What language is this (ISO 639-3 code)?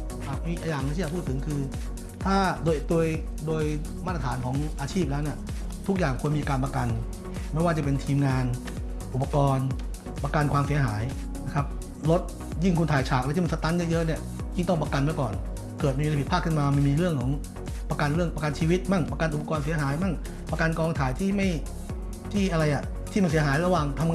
tha